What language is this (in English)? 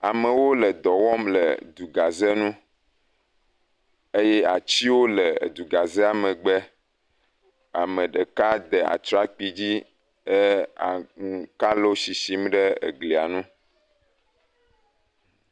Ewe